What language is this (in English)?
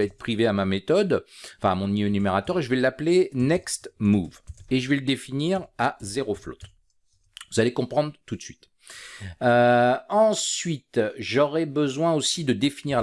French